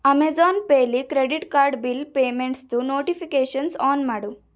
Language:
Kannada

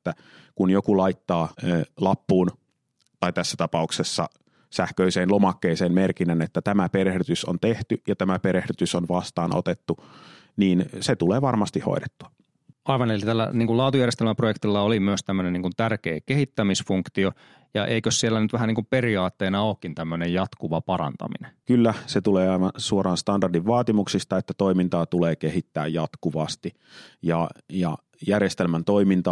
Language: Finnish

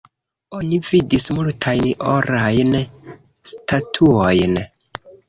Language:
Esperanto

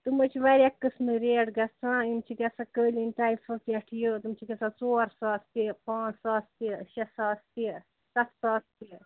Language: Kashmiri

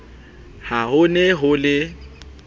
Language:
Southern Sotho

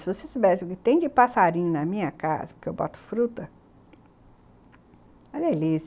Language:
Portuguese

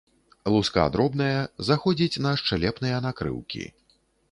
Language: Belarusian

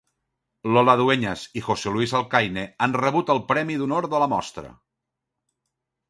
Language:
Catalan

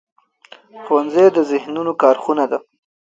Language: Pashto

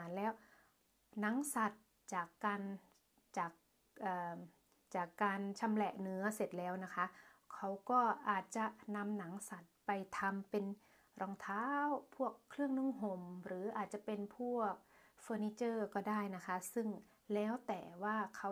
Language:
Thai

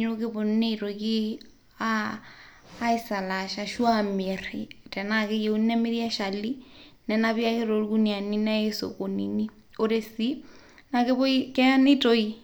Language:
Masai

